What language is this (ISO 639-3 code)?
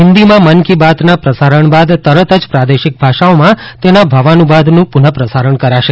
guj